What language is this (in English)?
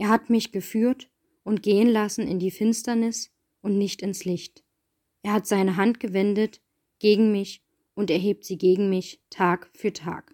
German